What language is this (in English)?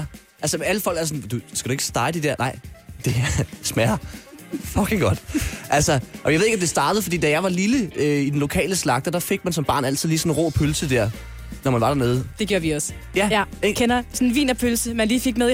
Danish